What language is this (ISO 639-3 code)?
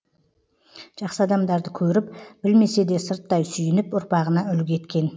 kaz